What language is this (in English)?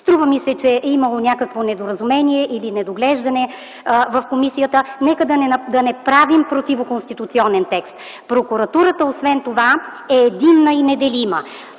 Bulgarian